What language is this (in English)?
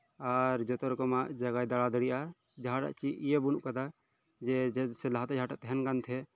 Santali